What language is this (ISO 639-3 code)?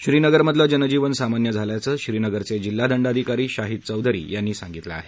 mar